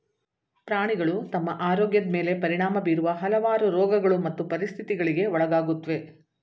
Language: Kannada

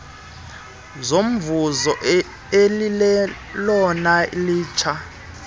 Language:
Xhosa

